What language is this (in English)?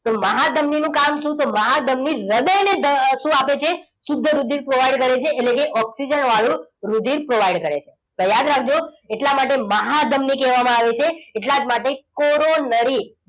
Gujarati